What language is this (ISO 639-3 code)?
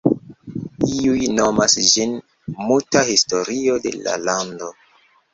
epo